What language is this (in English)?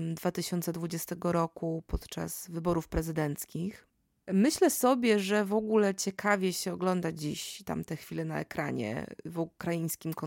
Polish